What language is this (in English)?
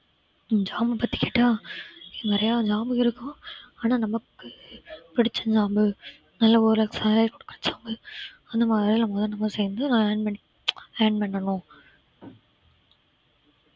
Tamil